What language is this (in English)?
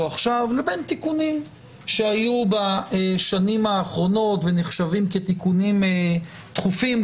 Hebrew